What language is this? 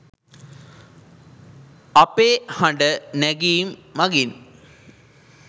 Sinhala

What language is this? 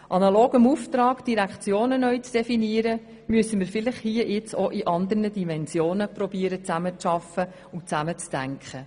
Swiss German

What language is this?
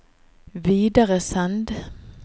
Norwegian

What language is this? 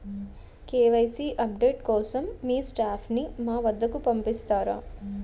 Telugu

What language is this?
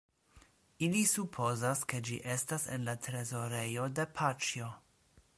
Esperanto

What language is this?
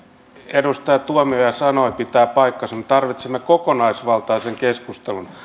Finnish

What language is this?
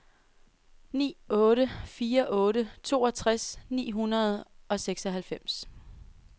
Danish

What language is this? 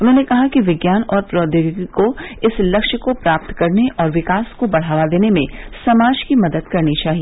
Hindi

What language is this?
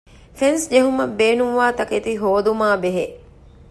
Divehi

